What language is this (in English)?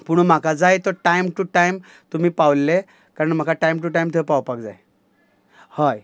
Konkani